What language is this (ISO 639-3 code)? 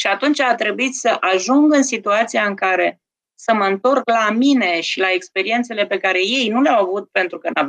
ron